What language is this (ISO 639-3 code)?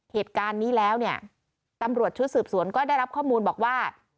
tha